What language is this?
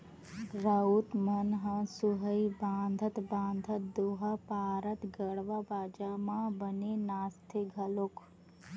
Chhattisgarhi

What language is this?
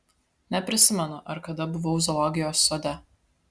Lithuanian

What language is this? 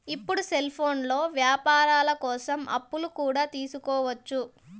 Telugu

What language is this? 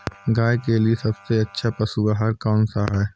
Hindi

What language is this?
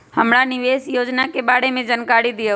Magahi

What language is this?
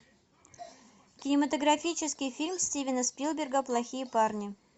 Russian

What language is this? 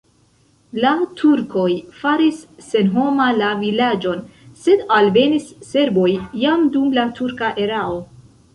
Esperanto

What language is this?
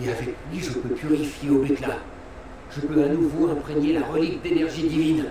French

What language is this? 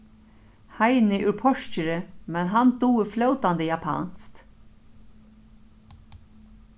Faroese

